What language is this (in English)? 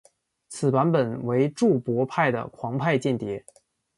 Chinese